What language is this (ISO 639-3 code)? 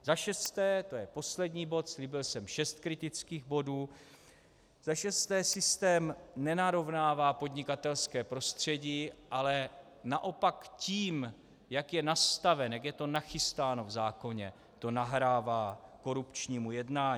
ces